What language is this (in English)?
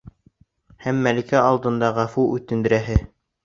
Bashkir